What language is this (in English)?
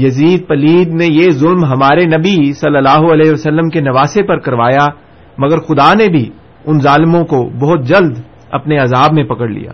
Urdu